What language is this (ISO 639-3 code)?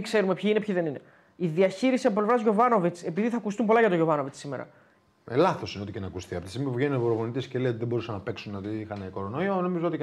ell